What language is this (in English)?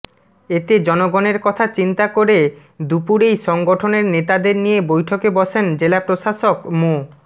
Bangla